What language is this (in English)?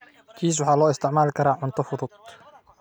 Somali